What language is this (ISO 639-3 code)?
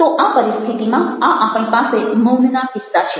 guj